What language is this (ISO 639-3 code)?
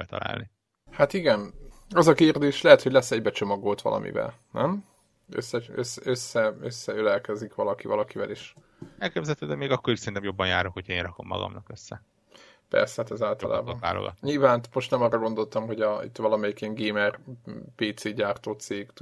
hun